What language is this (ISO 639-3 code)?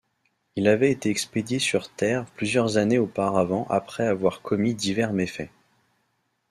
fra